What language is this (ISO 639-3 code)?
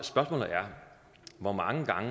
dan